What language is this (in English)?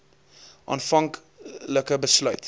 Afrikaans